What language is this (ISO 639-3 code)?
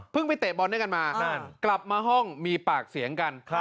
tha